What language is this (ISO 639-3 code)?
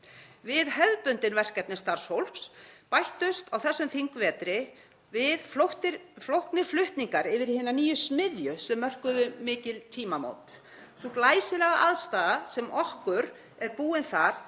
isl